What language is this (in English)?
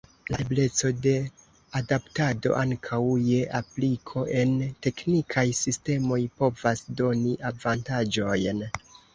Esperanto